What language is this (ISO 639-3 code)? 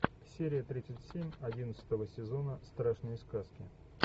rus